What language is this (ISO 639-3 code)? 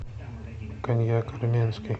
rus